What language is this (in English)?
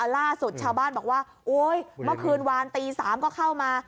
Thai